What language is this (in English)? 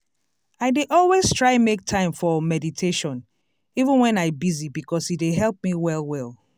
Nigerian Pidgin